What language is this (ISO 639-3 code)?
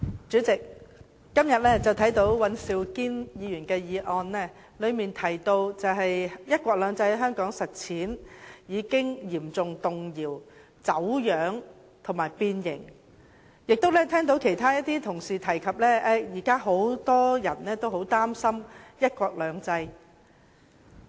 yue